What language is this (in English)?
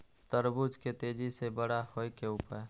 Maithili